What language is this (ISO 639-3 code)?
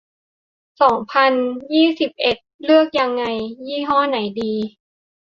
tha